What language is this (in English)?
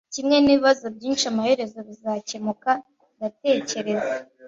Kinyarwanda